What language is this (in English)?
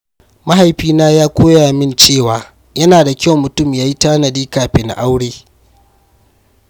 Hausa